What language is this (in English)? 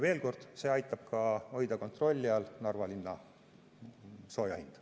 Estonian